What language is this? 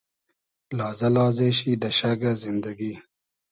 Hazaragi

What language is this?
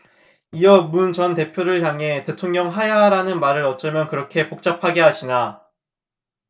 Korean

